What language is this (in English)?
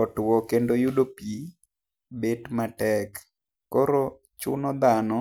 Luo (Kenya and Tanzania)